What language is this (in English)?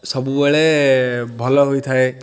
Odia